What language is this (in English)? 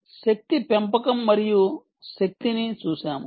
Telugu